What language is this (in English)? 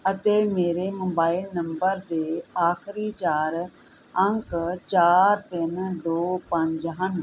Punjabi